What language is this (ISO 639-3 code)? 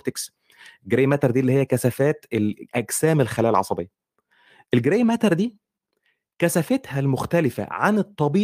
ara